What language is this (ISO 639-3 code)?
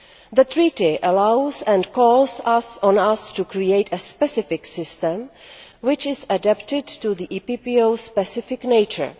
eng